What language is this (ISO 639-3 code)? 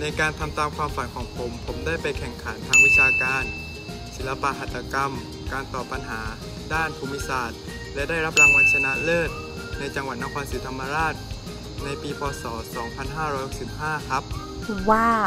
tha